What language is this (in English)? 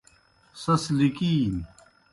Kohistani Shina